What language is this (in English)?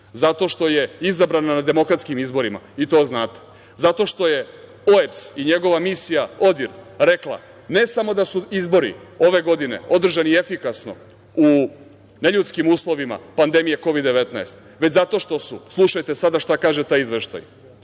Serbian